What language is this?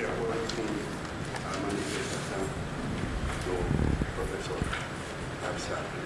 Portuguese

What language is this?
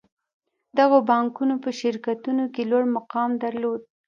Pashto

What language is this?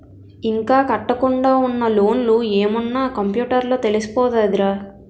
Telugu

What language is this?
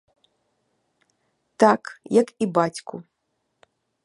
Belarusian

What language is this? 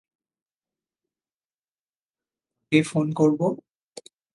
Bangla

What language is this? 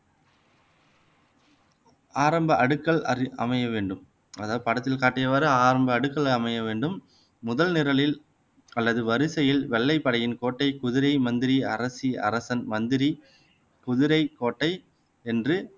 Tamil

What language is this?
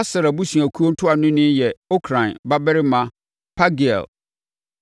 Akan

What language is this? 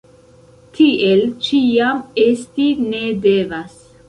Esperanto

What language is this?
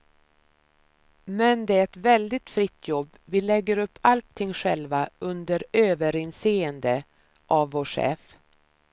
Swedish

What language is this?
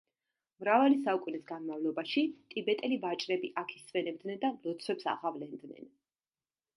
Georgian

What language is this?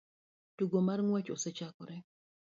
Luo (Kenya and Tanzania)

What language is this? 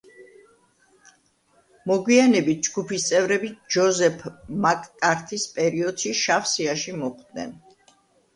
Georgian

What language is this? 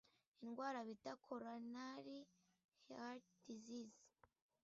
Kinyarwanda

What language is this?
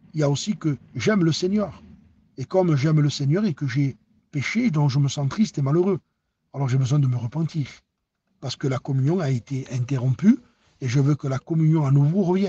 French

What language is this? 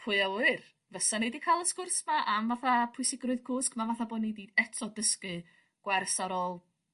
Welsh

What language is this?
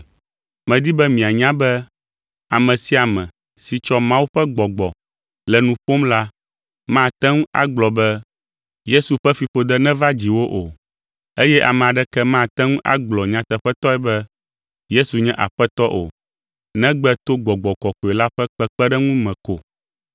Ewe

